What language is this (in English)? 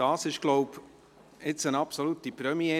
Swiss German